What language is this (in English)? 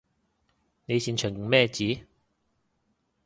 Cantonese